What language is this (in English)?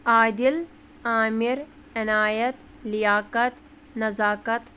Kashmiri